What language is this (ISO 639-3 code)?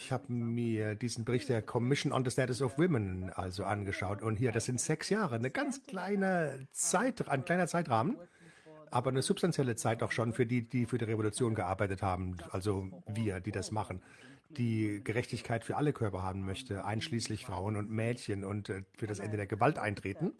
deu